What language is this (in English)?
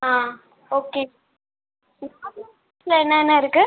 Tamil